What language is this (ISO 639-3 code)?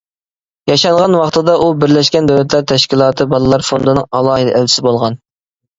uig